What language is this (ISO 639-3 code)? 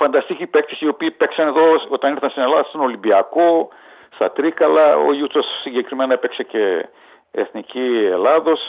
ell